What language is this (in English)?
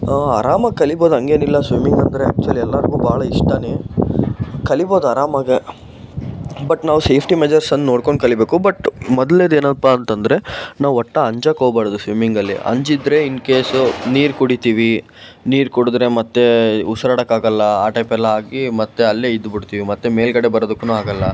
Kannada